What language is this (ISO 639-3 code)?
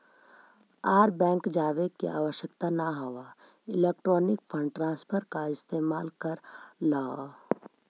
mag